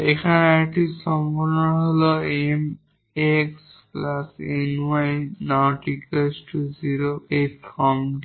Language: Bangla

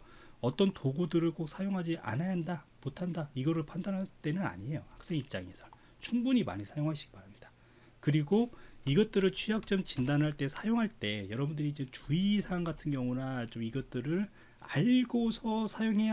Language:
Korean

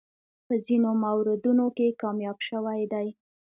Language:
Pashto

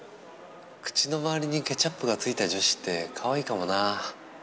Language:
Japanese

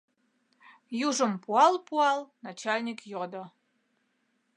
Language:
Mari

